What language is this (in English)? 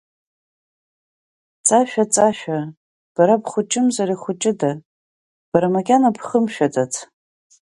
Abkhazian